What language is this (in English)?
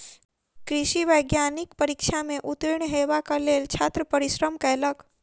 Maithili